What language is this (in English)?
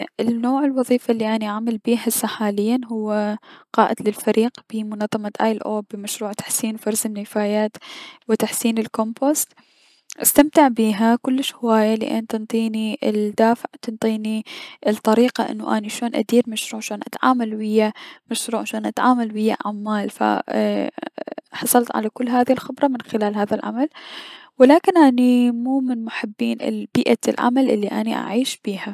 Mesopotamian Arabic